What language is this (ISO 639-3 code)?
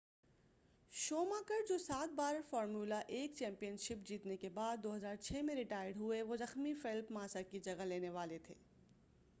urd